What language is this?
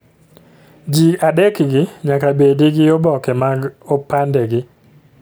Luo (Kenya and Tanzania)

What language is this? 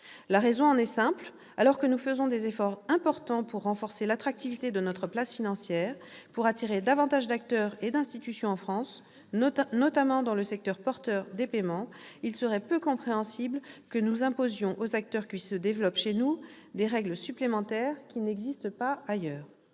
French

